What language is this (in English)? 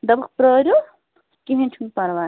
Kashmiri